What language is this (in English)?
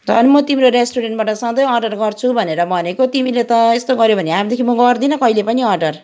Nepali